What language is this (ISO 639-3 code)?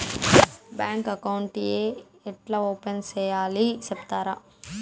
tel